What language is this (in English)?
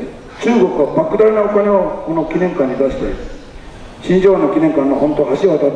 Japanese